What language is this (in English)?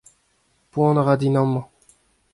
Breton